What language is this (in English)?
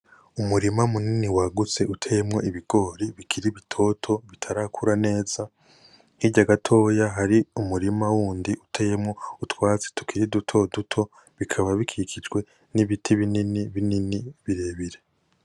Rundi